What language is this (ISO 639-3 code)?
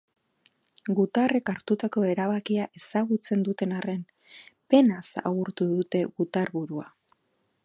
eus